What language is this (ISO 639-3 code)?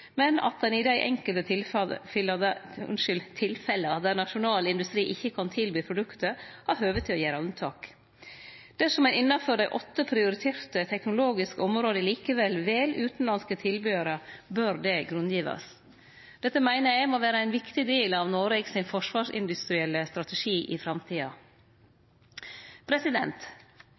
nno